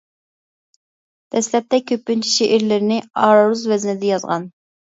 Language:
Uyghur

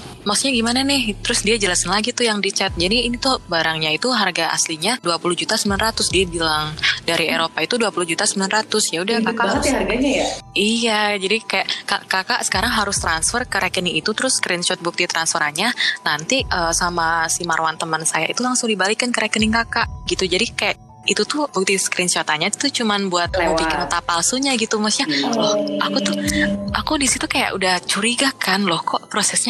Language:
Indonesian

